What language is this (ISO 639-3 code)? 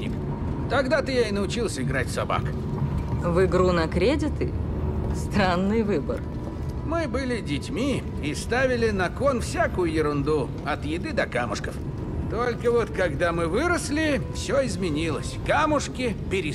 rus